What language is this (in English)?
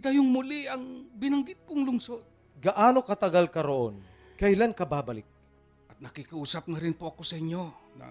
Filipino